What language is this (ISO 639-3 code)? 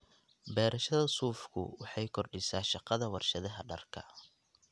som